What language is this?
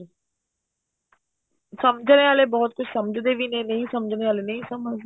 Punjabi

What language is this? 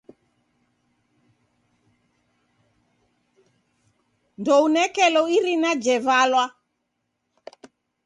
Taita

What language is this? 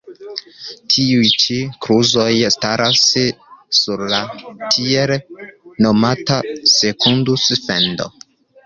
Esperanto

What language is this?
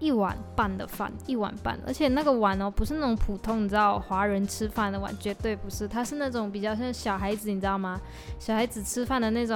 Chinese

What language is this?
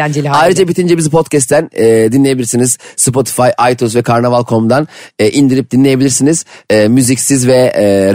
Turkish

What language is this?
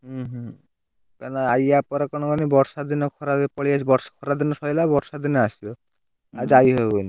Odia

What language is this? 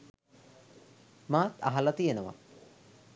Sinhala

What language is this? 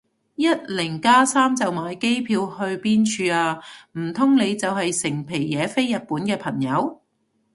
Cantonese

